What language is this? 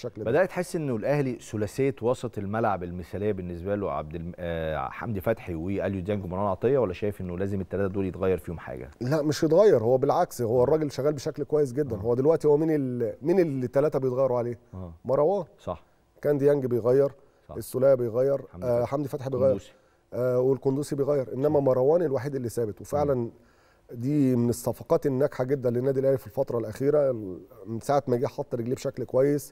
Arabic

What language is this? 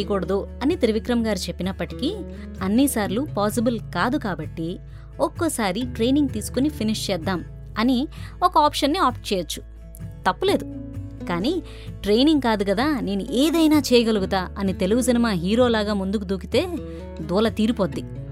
Telugu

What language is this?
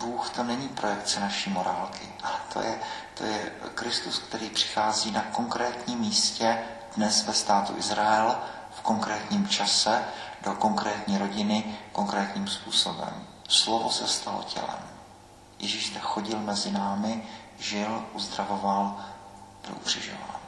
Czech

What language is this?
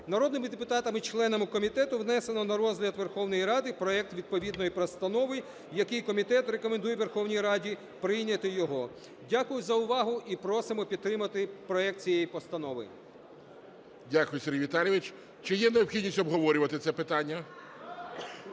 Ukrainian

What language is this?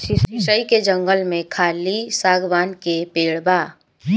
Bhojpuri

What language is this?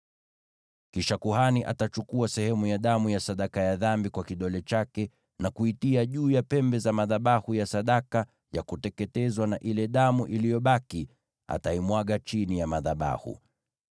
Swahili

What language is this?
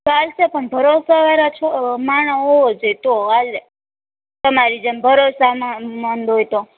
Gujarati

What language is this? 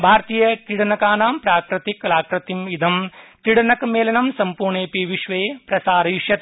Sanskrit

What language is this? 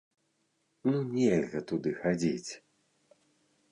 Belarusian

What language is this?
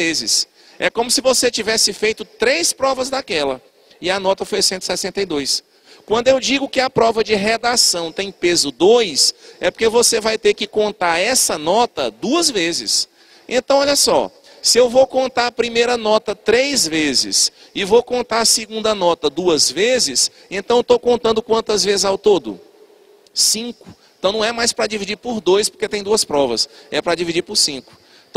Portuguese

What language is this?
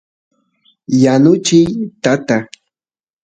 Santiago del Estero Quichua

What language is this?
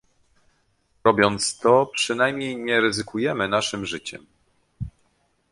Polish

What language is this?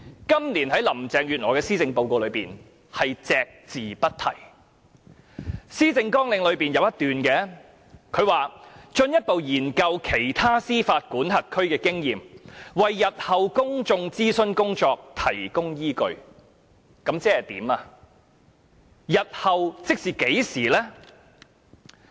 Cantonese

